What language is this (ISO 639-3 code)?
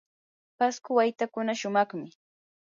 qur